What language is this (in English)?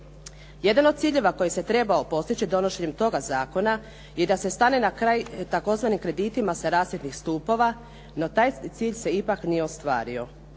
Croatian